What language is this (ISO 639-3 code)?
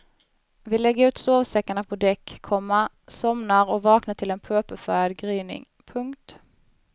swe